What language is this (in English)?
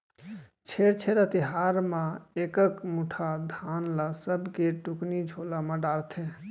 Chhattisgarhi